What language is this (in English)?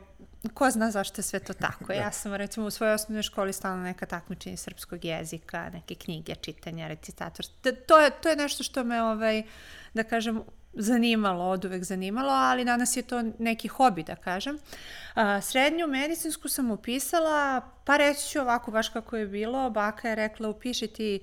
Croatian